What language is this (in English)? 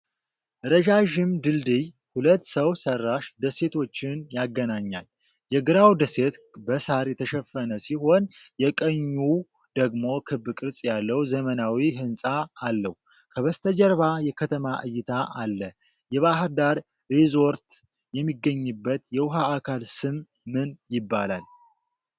Amharic